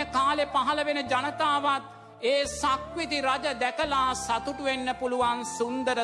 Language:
Sinhala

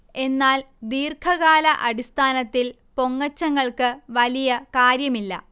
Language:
Malayalam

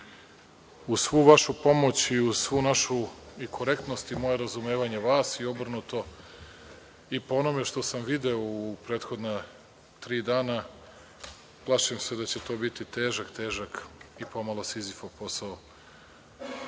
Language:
Serbian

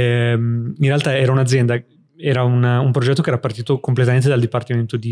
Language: Italian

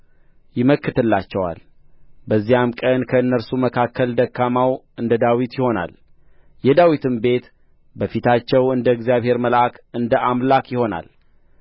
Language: Amharic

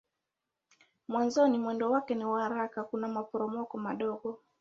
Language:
Swahili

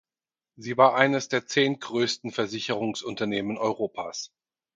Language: German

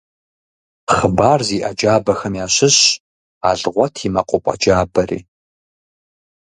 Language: Kabardian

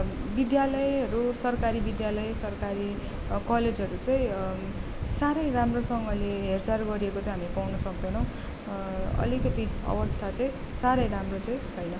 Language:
Nepali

